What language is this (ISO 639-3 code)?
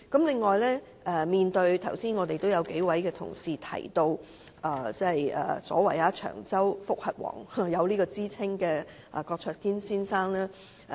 yue